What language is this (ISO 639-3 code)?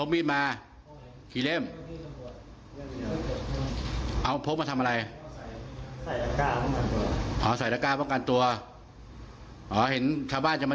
tha